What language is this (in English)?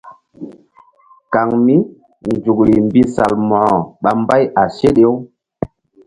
Mbum